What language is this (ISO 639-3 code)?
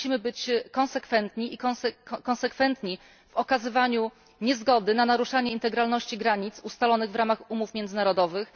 pol